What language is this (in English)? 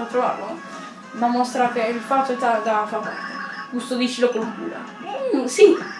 Italian